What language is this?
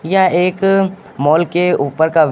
Hindi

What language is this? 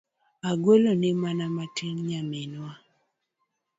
Luo (Kenya and Tanzania)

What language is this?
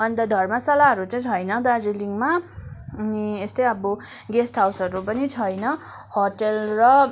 Nepali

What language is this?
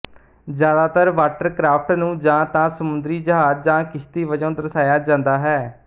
Punjabi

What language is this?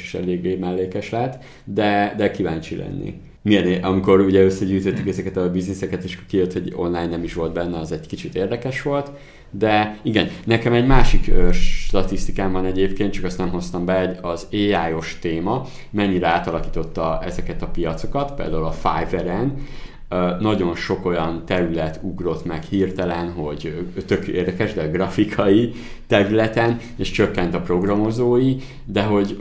Hungarian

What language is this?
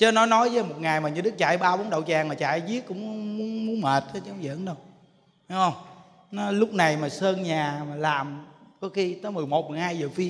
Vietnamese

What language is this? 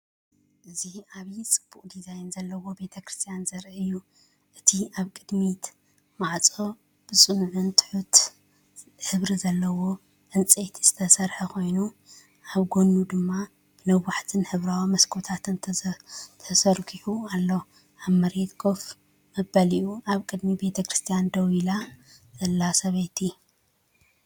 Tigrinya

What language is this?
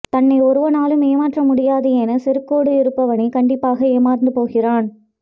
Tamil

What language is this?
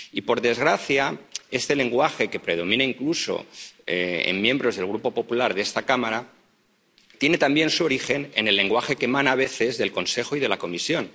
Spanish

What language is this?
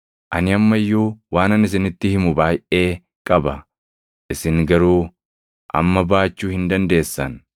Oromo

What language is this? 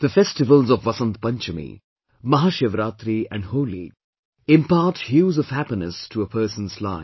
English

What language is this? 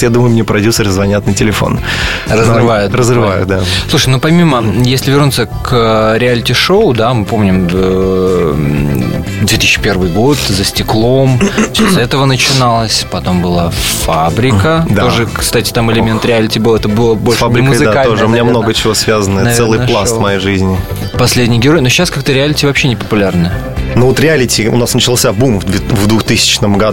Russian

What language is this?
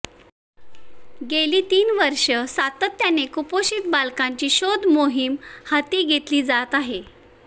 Marathi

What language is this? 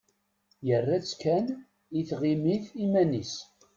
Kabyle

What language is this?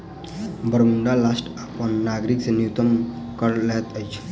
Maithili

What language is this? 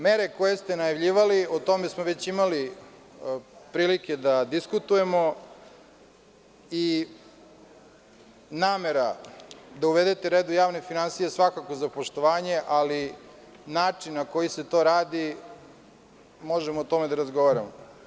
Serbian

